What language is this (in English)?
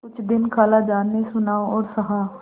Hindi